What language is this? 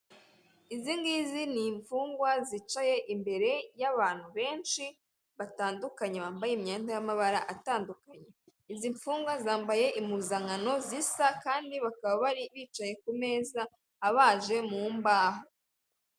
Kinyarwanda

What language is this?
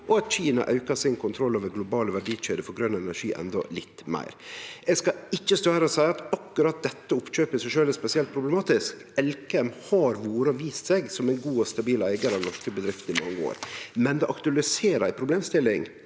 Norwegian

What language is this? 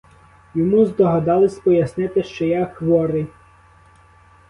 Ukrainian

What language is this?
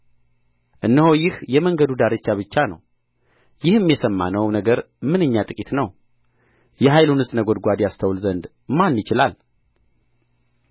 Amharic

